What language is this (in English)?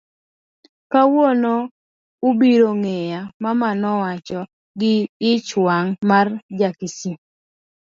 Luo (Kenya and Tanzania)